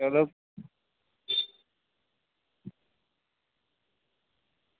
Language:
Dogri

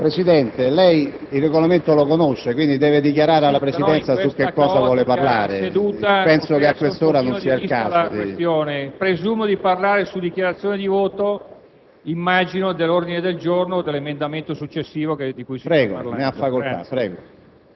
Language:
Italian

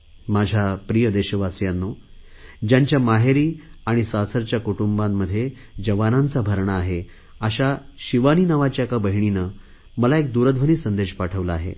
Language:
Marathi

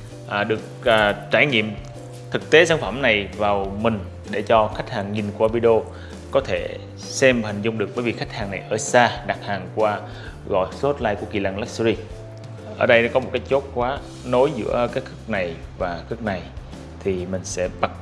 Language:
Vietnamese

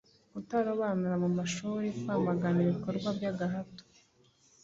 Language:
Kinyarwanda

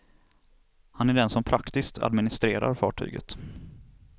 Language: Swedish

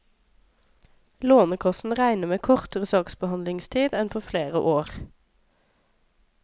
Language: Norwegian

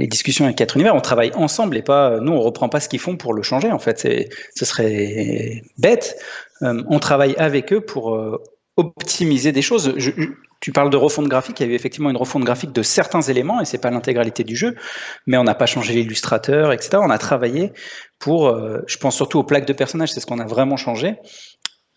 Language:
French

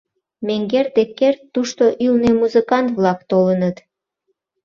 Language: Mari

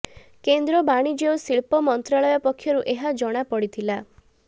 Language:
Odia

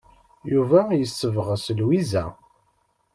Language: Kabyle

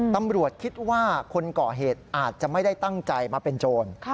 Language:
Thai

